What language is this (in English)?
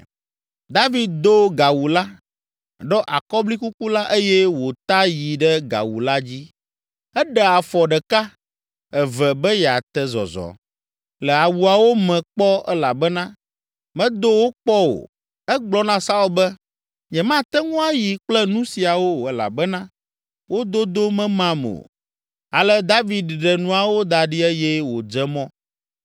Ewe